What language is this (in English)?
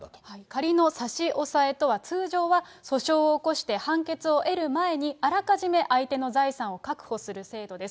Japanese